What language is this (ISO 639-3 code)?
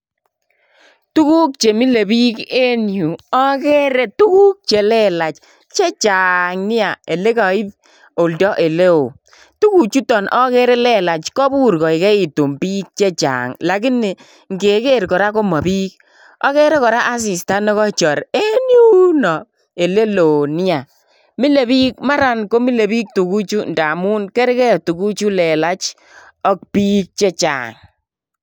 kln